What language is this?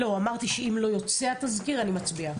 Hebrew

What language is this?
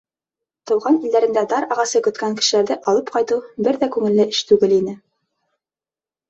Bashkir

